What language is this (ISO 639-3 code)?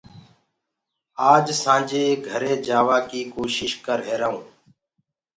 ggg